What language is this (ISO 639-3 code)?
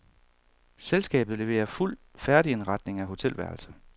dan